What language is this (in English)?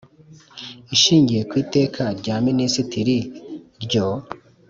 Kinyarwanda